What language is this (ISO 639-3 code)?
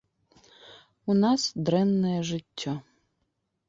bel